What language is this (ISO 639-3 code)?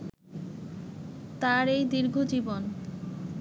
ben